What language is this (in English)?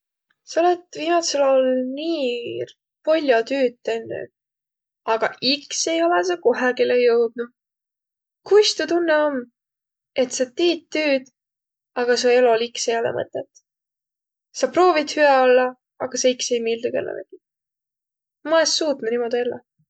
Võro